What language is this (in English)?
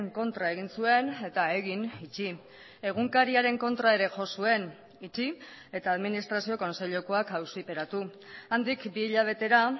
Basque